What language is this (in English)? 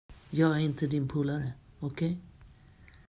Swedish